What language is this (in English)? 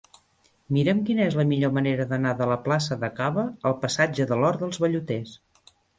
Catalan